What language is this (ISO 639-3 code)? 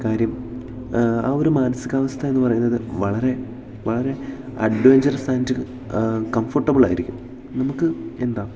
mal